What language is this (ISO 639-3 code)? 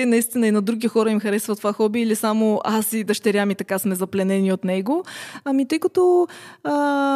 bul